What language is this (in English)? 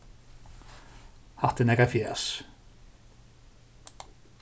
Faroese